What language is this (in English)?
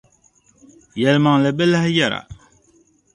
Dagbani